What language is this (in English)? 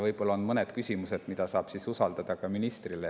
Estonian